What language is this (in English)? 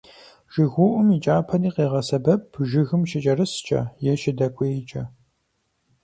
Kabardian